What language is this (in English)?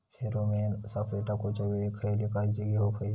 Marathi